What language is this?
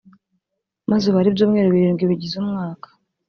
Kinyarwanda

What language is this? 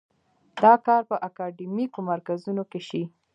Pashto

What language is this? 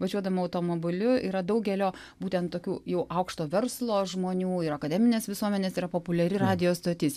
Lithuanian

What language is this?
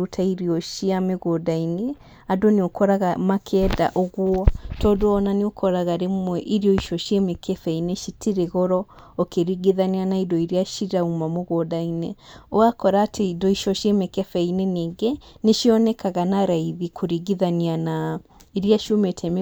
Kikuyu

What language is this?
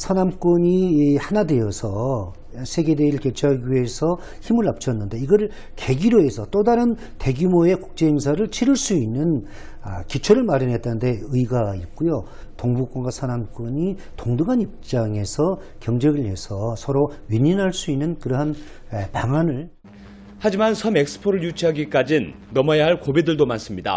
Korean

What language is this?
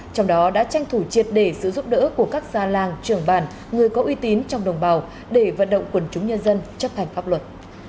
Vietnamese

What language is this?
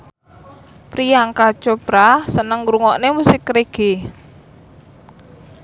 Javanese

